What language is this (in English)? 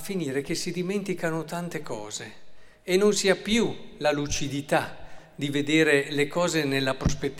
Italian